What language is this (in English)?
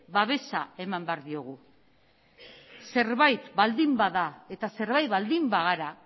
Basque